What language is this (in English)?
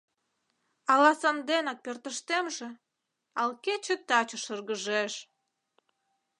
Mari